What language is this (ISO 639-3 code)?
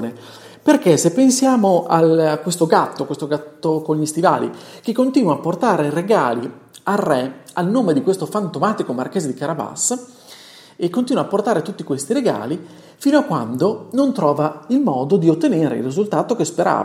ita